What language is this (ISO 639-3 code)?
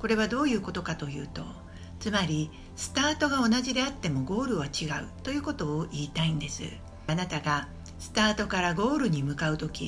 jpn